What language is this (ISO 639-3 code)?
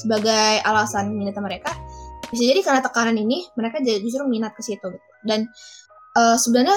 ind